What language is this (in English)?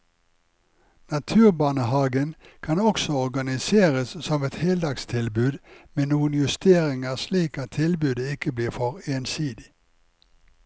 Norwegian